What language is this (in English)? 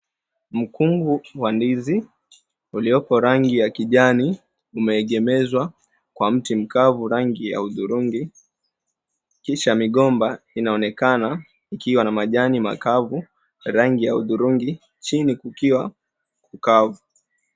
Swahili